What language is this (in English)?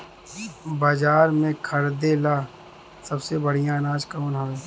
Bhojpuri